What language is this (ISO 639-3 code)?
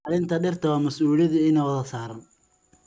som